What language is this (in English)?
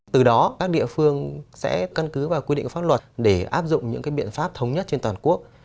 Vietnamese